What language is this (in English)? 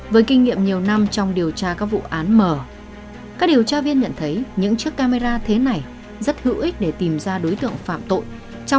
Vietnamese